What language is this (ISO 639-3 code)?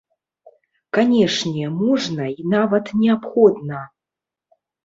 bel